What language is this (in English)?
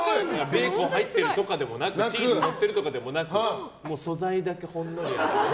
Japanese